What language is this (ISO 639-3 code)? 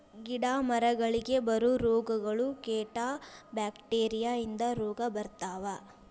kan